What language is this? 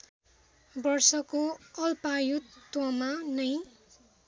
Nepali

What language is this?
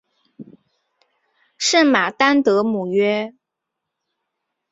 Chinese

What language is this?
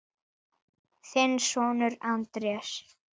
Icelandic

